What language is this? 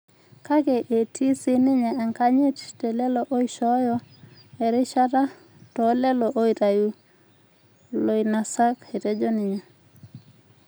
Masai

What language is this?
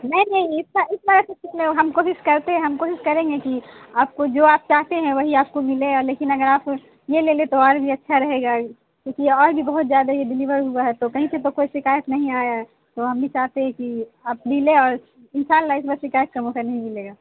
Urdu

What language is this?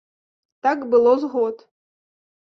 Belarusian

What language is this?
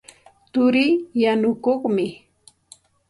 Santa Ana de Tusi Pasco Quechua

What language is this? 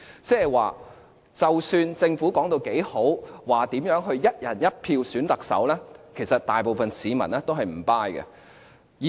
Cantonese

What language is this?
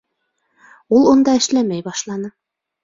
Bashkir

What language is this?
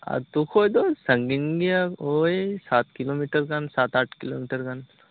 Santali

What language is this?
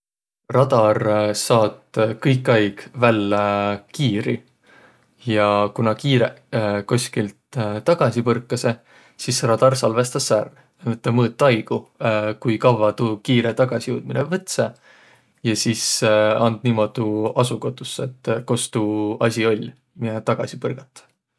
Võro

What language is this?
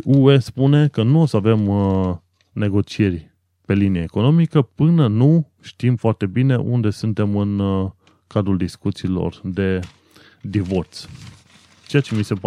Romanian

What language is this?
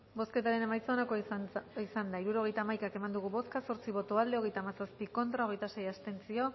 Basque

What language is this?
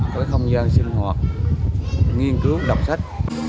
Vietnamese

